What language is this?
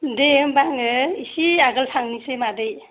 Bodo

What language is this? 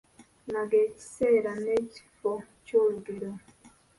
Ganda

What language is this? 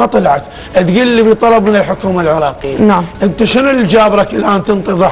Arabic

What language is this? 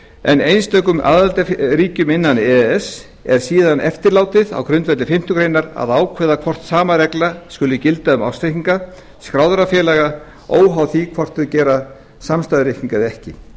Icelandic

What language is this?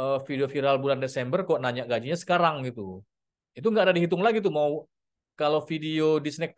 Indonesian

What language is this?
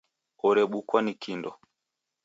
Taita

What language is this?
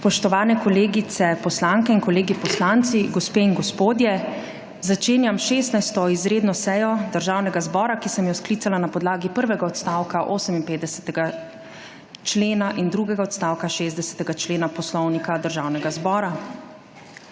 Slovenian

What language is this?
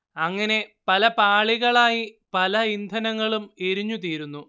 Malayalam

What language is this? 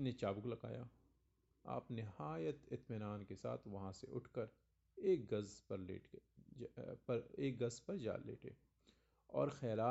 Hindi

